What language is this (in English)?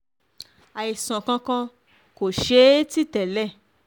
Yoruba